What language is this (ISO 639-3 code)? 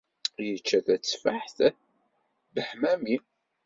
kab